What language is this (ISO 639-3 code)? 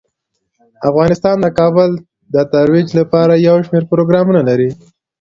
pus